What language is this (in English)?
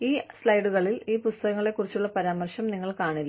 Malayalam